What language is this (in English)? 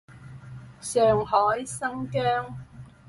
Cantonese